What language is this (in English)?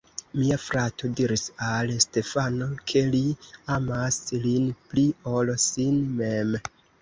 Esperanto